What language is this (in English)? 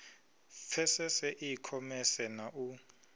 Venda